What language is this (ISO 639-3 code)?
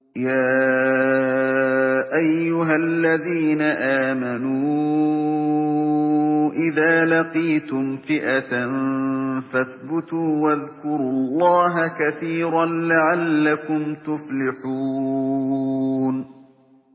ara